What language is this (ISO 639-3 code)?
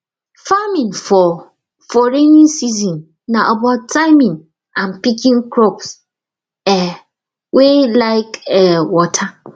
pcm